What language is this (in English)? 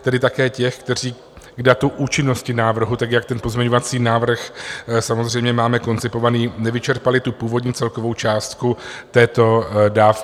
Czech